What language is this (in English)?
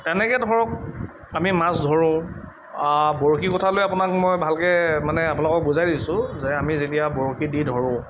Assamese